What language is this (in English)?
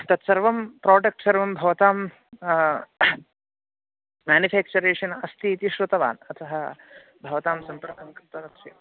Sanskrit